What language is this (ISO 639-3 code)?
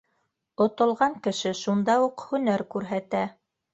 bak